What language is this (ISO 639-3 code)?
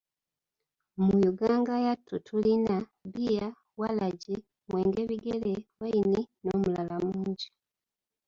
lug